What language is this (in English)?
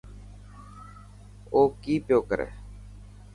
Dhatki